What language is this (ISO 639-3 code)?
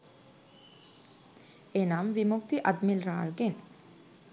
sin